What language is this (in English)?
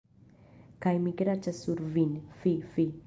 Esperanto